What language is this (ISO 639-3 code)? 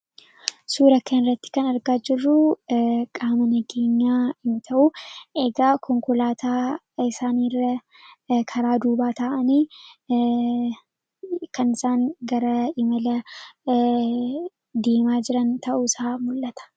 orm